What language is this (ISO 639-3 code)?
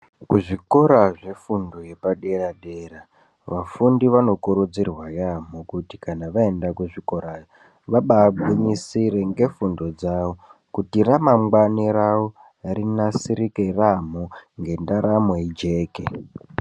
ndc